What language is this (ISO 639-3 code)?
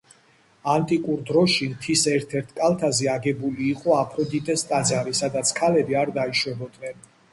kat